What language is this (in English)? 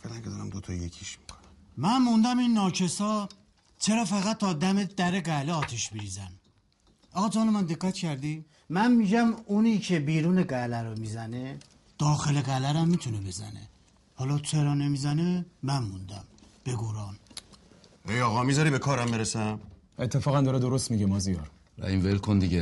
Persian